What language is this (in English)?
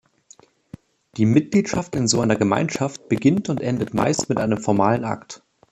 German